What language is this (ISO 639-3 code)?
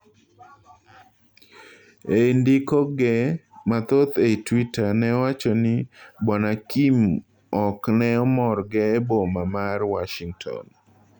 luo